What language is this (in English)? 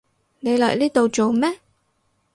Cantonese